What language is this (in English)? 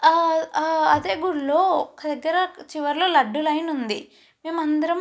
Telugu